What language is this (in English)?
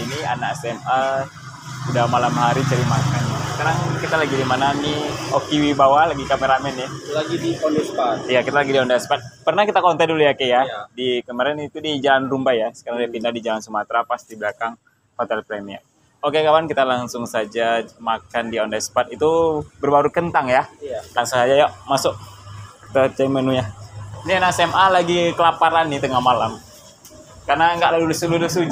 Indonesian